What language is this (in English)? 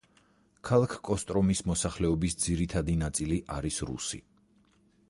Georgian